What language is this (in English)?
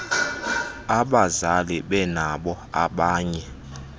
Xhosa